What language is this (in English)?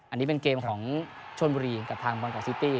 Thai